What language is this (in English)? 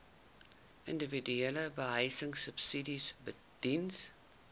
Afrikaans